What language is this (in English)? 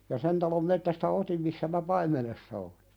Finnish